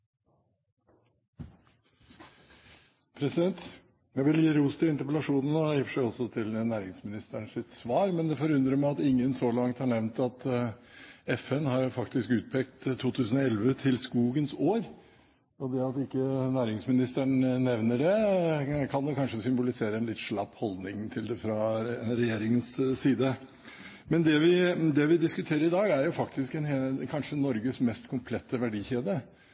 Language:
Norwegian Bokmål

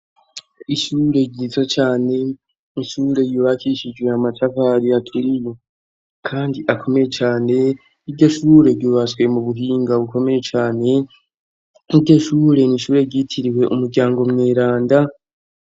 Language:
Rundi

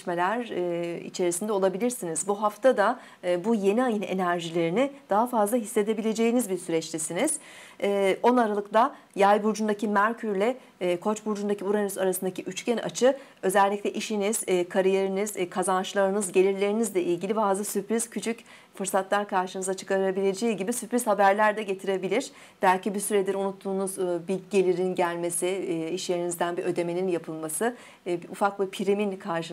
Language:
Turkish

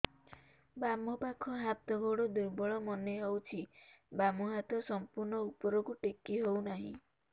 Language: Odia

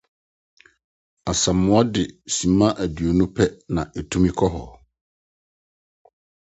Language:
Akan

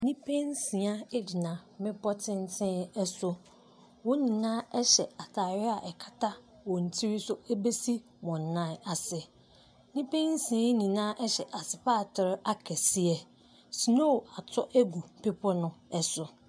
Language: Akan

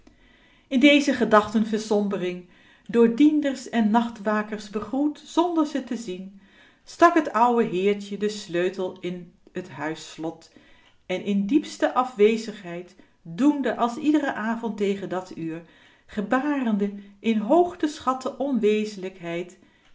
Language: Dutch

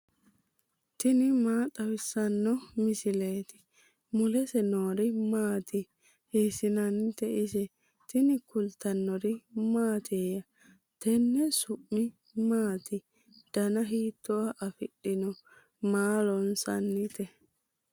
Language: Sidamo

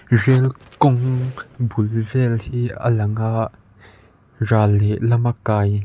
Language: Mizo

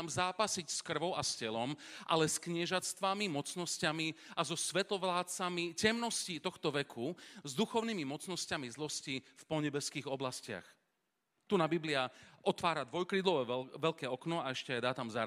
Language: Slovak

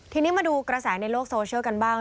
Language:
Thai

